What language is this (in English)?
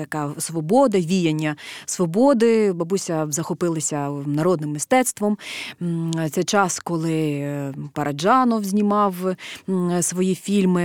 Ukrainian